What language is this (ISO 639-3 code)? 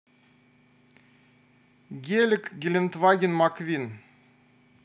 rus